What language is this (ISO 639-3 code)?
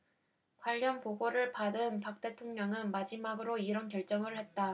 kor